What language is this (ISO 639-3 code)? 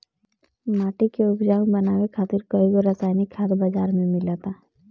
bho